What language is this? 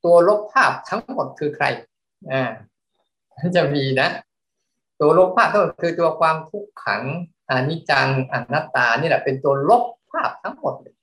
Thai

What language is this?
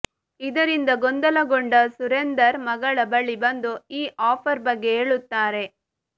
Kannada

